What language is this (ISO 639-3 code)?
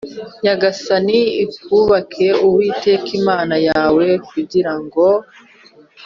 kin